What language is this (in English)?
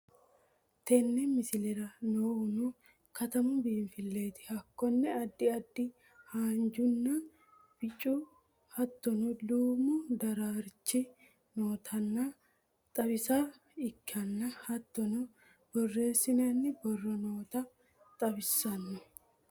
Sidamo